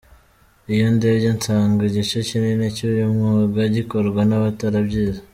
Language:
Kinyarwanda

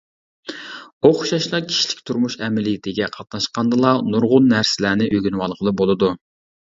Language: Uyghur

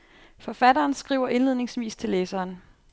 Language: Danish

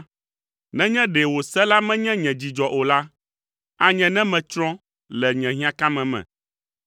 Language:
Ewe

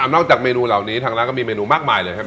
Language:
Thai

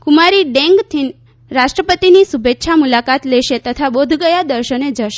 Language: Gujarati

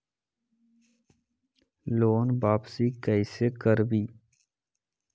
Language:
Magahi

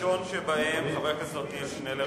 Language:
Hebrew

